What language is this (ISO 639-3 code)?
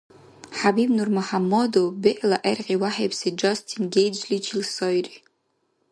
dar